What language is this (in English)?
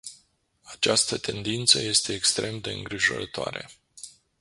Romanian